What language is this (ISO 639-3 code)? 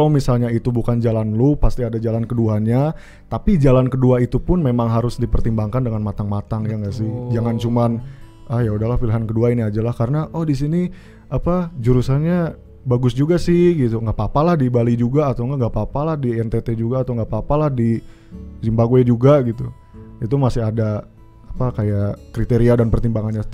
ind